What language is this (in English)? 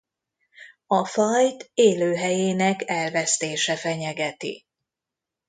Hungarian